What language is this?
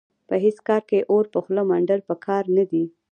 Pashto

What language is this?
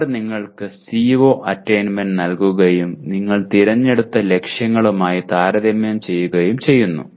Malayalam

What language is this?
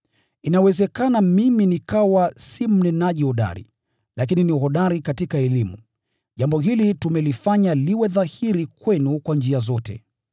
Swahili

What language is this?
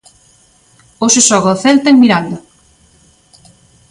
Galician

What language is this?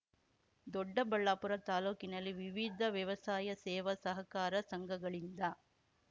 Kannada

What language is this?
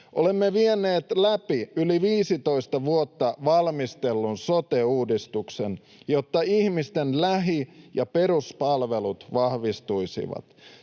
Finnish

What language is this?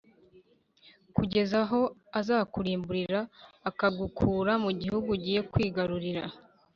Kinyarwanda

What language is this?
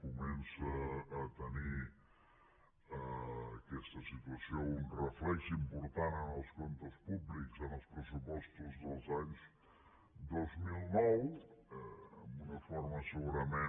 Catalan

